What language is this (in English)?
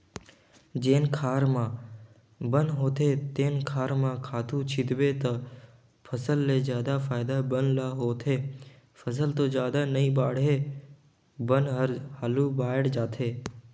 Chhattisgarhi